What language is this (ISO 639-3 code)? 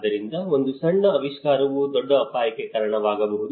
kan